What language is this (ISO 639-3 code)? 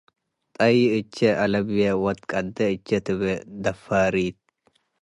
tig